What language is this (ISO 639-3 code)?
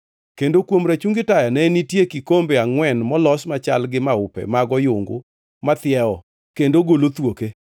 luo